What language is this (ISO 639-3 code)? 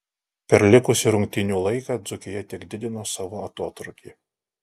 lit